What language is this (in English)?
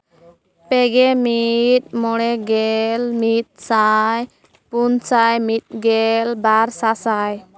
Santali